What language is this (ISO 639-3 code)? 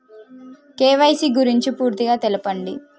tel